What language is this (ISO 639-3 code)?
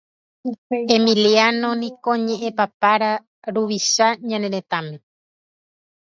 grn